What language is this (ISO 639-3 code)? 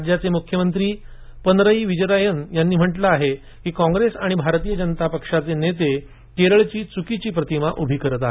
mar